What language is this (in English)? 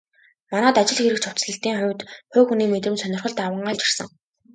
Mongolian